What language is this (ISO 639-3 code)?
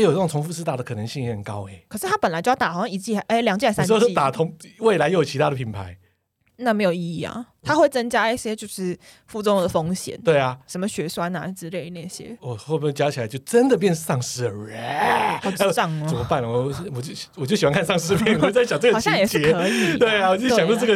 zho